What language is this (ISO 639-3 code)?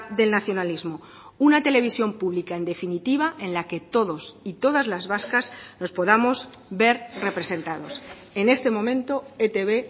spa